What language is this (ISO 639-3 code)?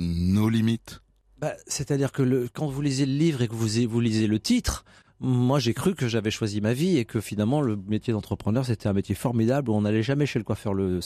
fra